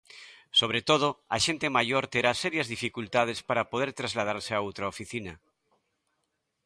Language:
Galician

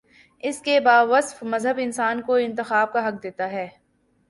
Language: Urdu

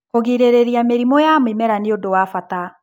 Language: Kikuyu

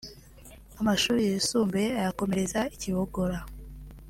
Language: Kinyarwanda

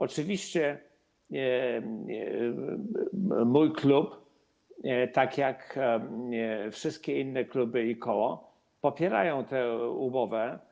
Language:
Polish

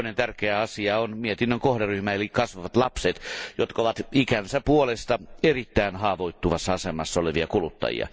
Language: Finnish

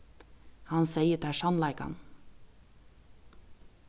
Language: Faroese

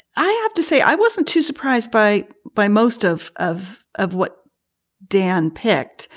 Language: English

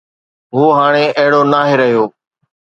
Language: Sindhi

